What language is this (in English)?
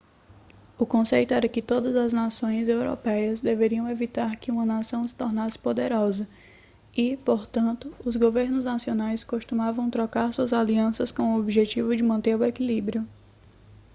Portuguese